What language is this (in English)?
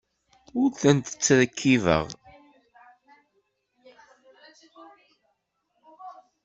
Kabyle